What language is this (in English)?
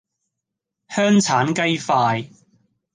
Cantonese